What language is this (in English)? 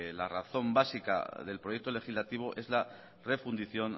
Spanish